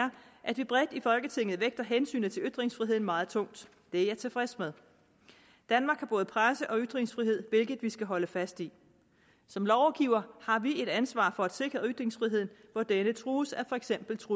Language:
Danish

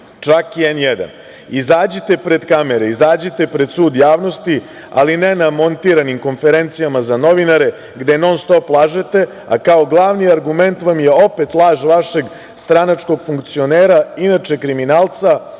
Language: Serbian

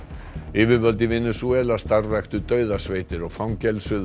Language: Icelandic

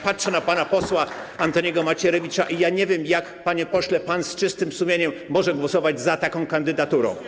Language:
Polish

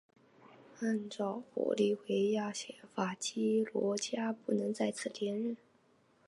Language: Chinese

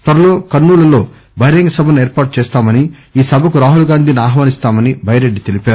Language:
Telugu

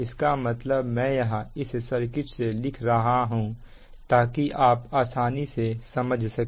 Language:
Hindi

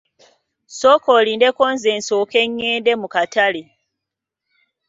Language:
Ganda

